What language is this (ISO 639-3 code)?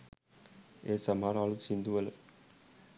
sin